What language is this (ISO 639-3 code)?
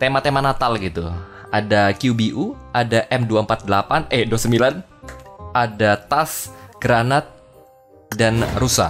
ind